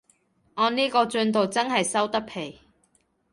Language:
Cantonese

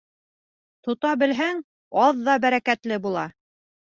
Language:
Bashkir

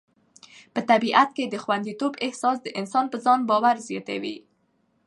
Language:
Pashto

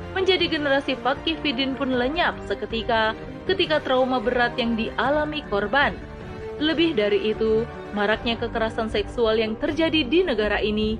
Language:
Indonesian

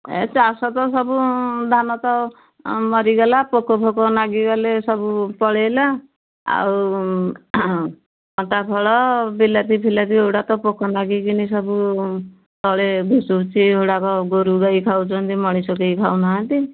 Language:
Odia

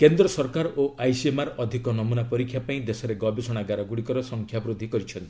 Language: Odia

